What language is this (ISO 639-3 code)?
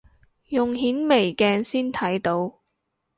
yue